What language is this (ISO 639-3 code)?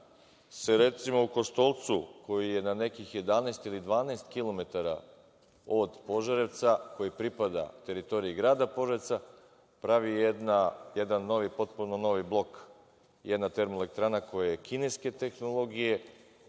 srp